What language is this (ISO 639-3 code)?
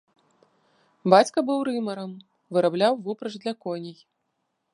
bel